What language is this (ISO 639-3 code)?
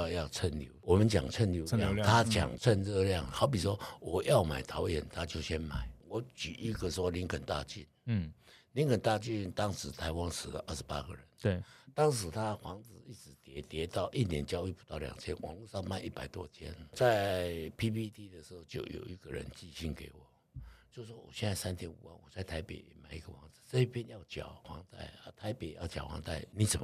zho